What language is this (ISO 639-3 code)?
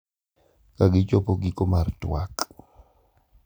luo